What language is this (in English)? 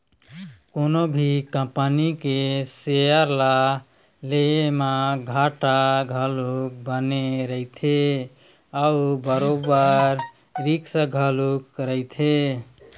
Chhattisgarhi